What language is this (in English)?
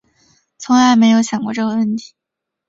Chinese